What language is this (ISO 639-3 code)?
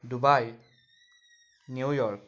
asm